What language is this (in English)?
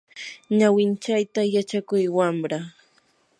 Yanahuanca Pasco Quechua